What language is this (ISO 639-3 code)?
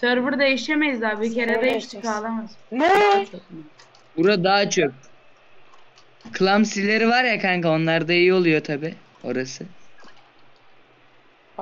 tur